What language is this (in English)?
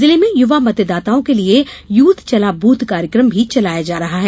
Hindi